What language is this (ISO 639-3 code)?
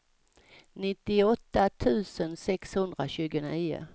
swe